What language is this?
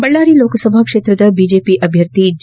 Kannada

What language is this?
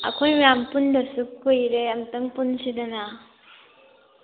Manipuri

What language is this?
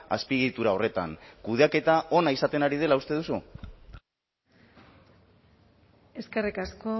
Basque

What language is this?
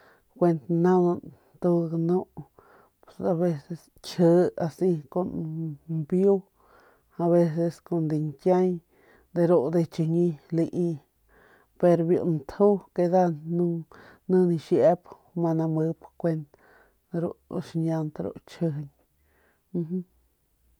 Northern Pame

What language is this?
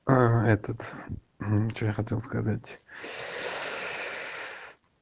Russian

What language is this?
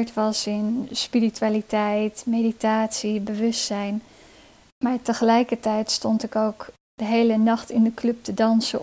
Dutch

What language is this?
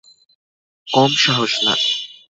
Bangla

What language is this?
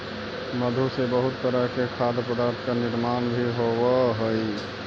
Magahi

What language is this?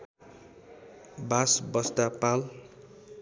Nepali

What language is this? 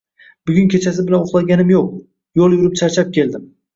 Uzbek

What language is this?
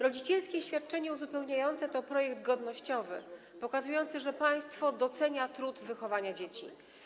Polish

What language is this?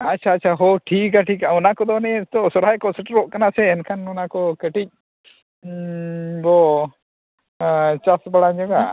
Santali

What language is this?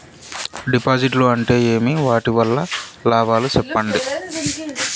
Telugu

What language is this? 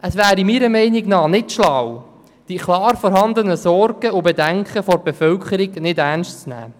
Swiss German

